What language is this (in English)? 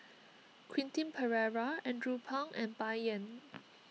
English